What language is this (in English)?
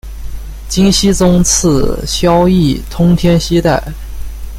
Chinese